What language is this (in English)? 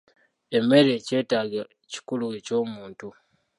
Ganda